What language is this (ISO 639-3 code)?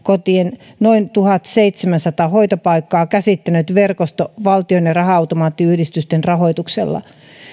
fin